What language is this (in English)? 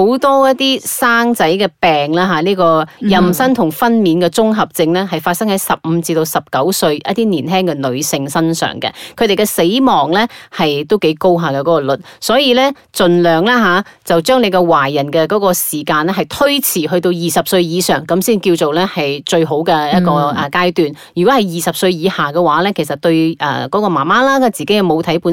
Chinese